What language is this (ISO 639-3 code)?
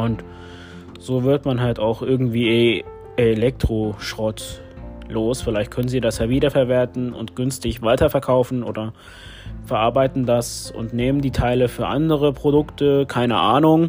deu